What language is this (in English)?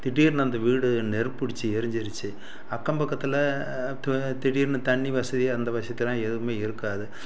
Tamil